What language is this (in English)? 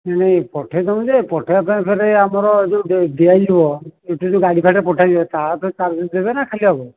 Odia